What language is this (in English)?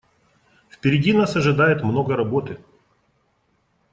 Russian